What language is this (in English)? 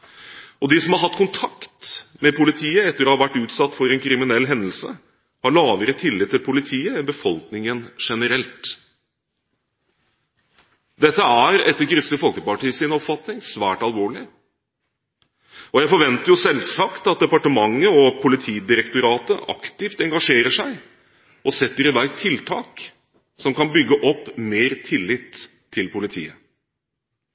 Norwegian Bokmål